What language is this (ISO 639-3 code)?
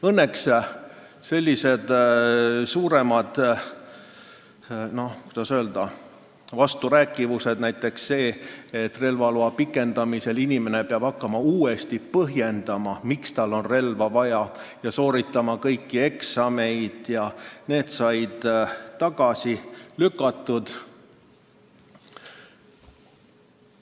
est